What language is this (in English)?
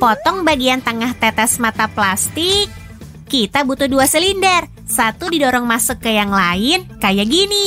Indonesian